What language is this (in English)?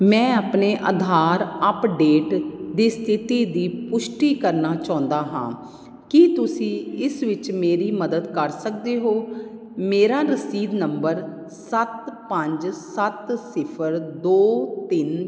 Punjabi